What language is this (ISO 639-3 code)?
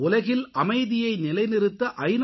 tam